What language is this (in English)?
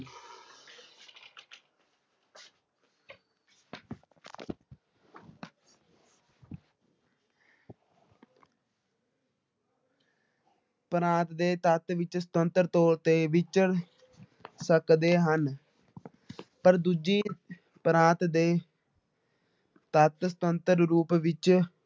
Punjabi